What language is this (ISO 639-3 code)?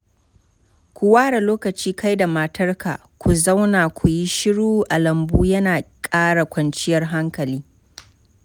hau